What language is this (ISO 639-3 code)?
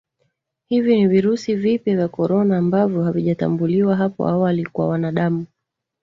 swa